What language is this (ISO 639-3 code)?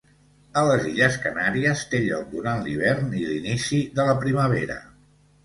cat